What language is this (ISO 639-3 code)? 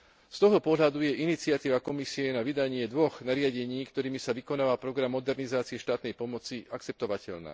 slk